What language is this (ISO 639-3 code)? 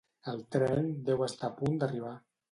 cat